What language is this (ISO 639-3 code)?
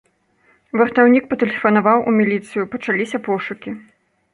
bel